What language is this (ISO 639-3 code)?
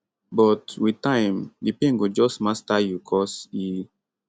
pcm